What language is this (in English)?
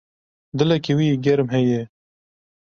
Kurdish